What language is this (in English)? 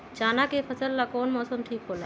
Magahi